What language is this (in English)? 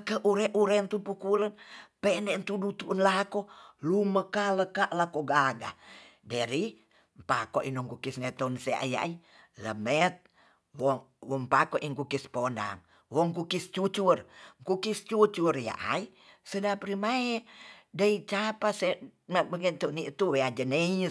Tonsea